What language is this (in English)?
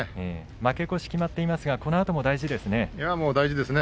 Japanese